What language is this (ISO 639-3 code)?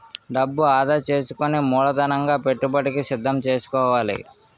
tel